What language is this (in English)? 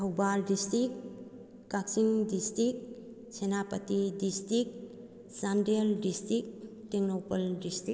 Manipuri